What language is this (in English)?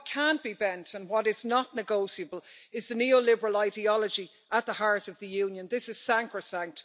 English